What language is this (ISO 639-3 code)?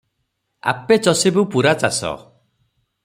ori